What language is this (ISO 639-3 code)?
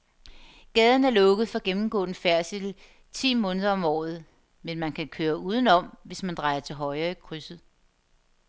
dan